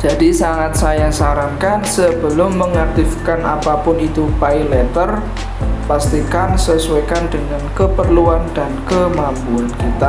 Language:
Indonesian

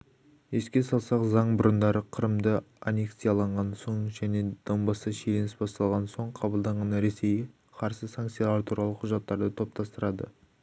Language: Kazakh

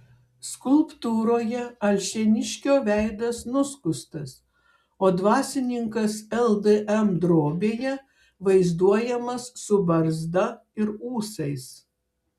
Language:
Lithuanian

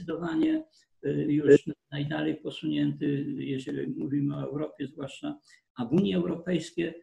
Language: Polish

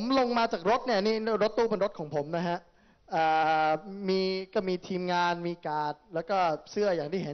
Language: Thai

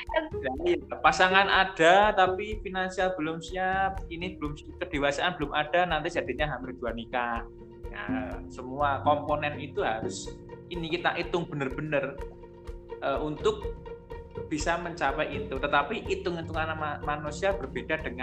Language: Indonesian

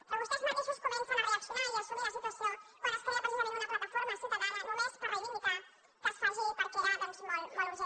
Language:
Catalan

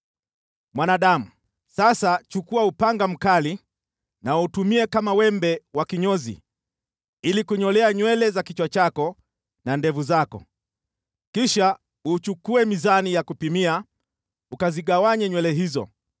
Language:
Swahili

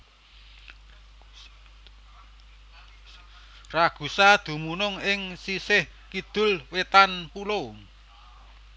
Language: Javanese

